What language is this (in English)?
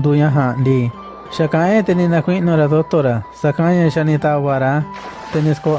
Spanish